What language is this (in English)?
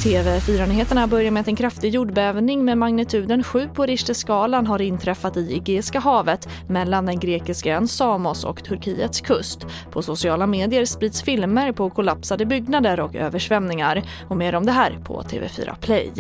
Swedish